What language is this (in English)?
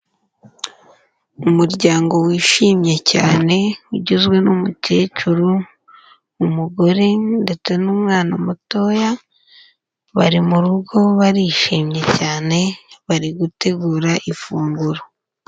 Kinyarwanda